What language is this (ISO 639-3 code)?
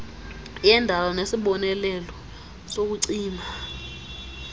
xho